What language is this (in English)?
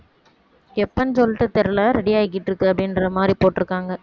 Tamil